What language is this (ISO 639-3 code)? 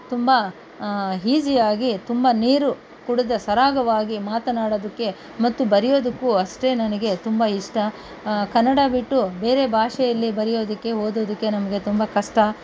kan